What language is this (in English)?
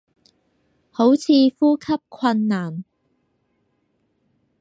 Cantonese